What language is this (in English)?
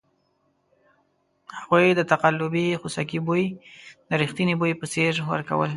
Pashto